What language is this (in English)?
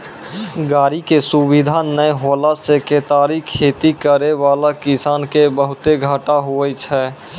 Maithili